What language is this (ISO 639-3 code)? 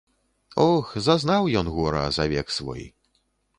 bel